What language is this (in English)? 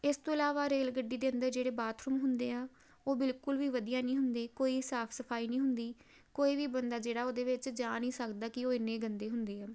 Punjabi